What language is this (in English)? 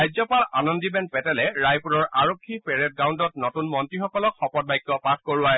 Assamese